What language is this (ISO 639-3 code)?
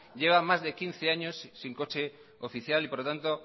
spa